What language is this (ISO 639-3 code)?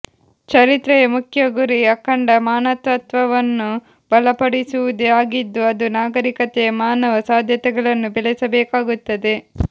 kan